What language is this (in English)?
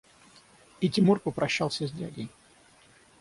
Russian